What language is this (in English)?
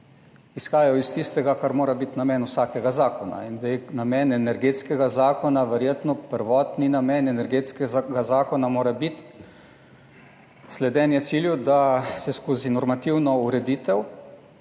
Slovenian